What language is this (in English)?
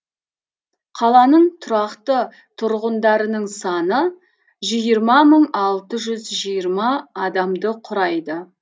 Kazakh